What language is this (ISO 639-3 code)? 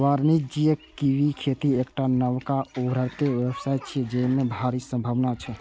mai